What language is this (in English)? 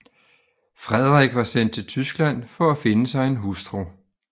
Danish